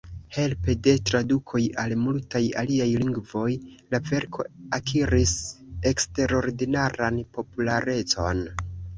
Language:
Esperanto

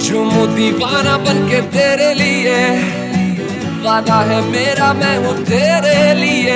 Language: Romanian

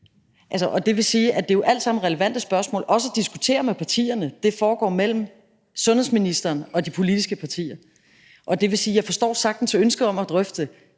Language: Danish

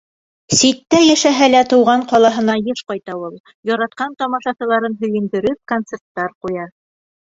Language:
Bashkir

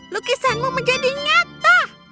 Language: Indonesian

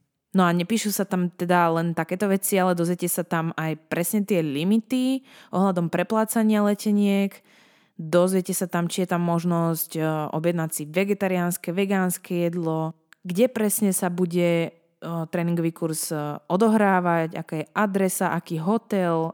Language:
Slovak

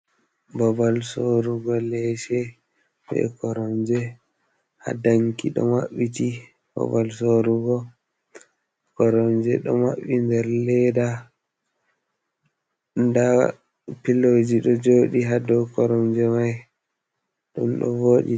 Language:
Fula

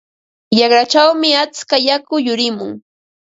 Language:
Ambo-Pasco Quechua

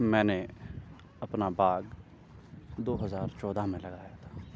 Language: Urdu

